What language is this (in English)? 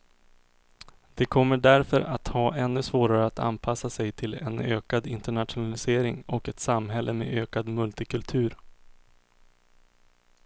Swedish